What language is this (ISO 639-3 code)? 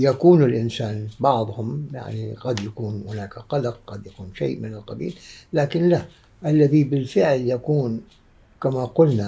ara